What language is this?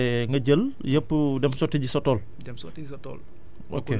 Wolof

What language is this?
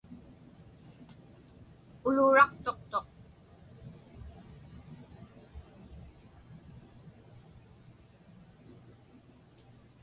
Inupiaq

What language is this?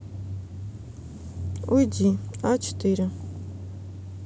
Russian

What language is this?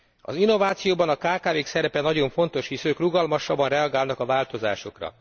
Hungarian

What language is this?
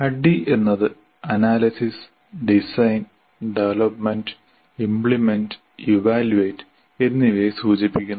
Malayalam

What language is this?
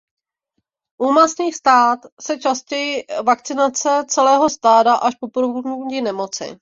Czech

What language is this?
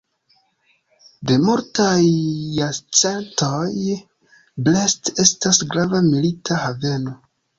Esperanto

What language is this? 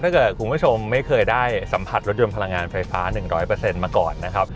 Thai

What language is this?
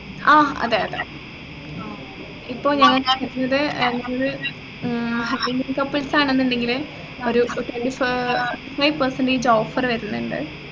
Malayalam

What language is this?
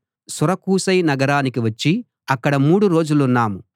Telugu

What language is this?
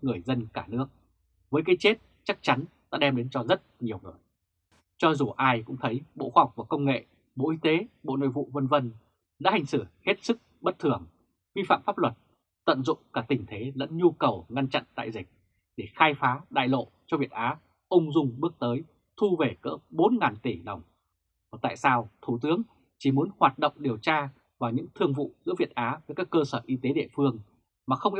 Vietnamese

